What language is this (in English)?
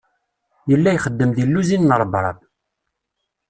Kabyle